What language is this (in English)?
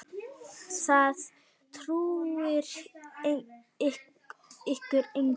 Icelandic